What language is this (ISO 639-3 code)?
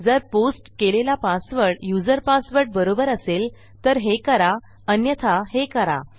mar